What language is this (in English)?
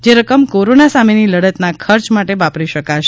Gujarati